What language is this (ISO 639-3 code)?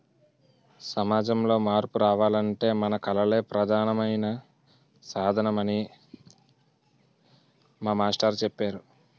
tel